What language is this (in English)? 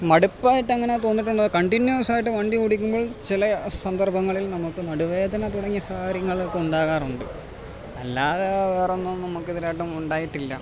Malayalam